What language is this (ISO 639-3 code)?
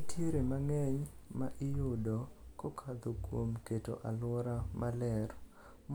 luo